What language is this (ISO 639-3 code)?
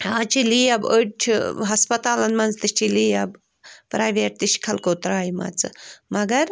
kas